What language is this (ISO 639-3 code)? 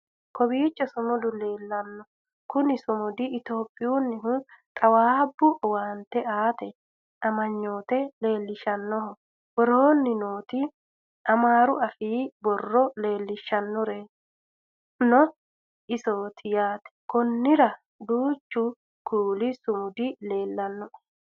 sid